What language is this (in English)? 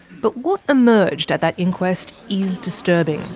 English